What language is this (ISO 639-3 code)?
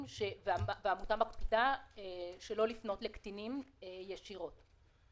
heb